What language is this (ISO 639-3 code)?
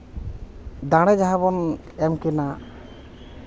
sat